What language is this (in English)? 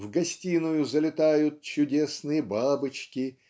Russian